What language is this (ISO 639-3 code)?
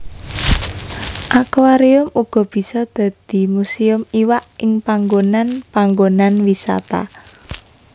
jav